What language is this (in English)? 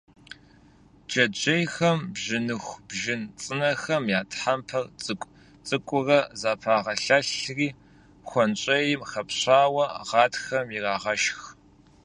Kabardian